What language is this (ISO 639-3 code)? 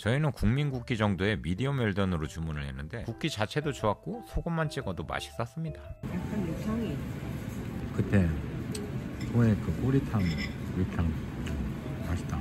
kor